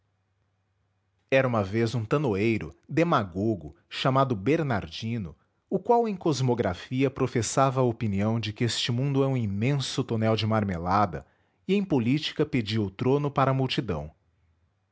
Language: Portuguese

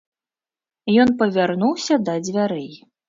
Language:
Belarusian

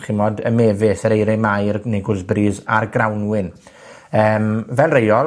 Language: Welsh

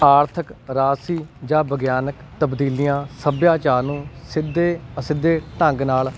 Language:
Punjabi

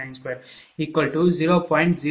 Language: Tamil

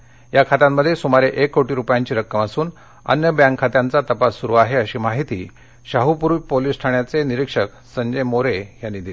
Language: Marathi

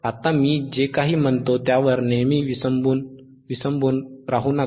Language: Marathi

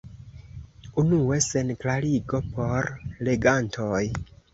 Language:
Esperanto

